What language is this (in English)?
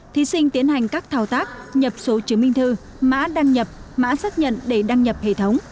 Vietnamese